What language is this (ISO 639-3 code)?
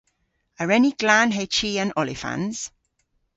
cor